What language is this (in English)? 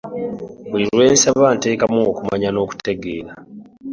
Ganda